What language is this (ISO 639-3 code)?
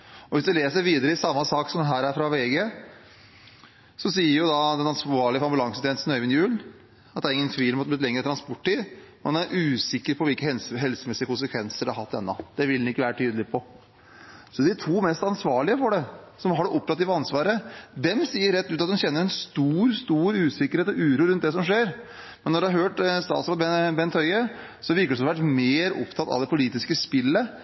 nob